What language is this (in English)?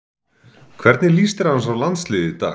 Icelandic